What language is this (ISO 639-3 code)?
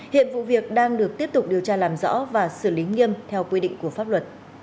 vie